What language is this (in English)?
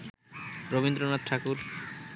Bangla